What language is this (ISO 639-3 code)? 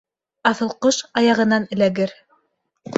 bak